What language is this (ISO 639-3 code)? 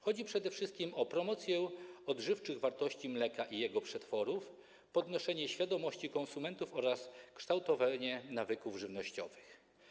pol